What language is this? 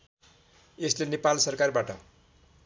Nepali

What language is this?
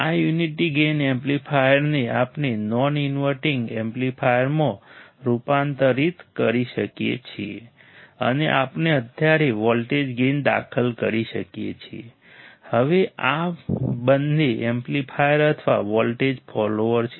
Gujarati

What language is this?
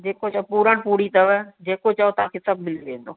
Sindhi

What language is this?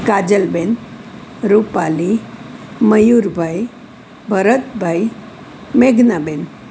Gujarati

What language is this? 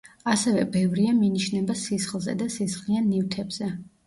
Georgian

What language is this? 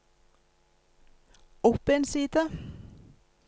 Norwegian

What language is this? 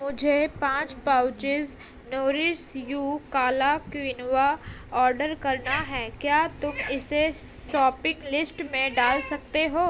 Urdu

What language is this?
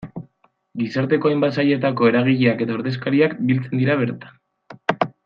Basque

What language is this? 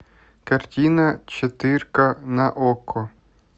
Russian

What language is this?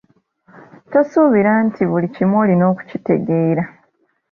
Ganda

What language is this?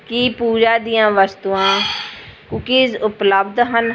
Punjabi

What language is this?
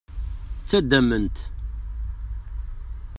Kabyle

